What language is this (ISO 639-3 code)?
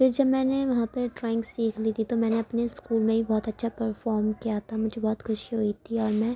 urd